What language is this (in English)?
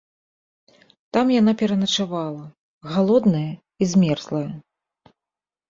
Belarusian